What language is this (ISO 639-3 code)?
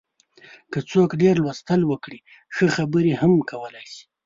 pus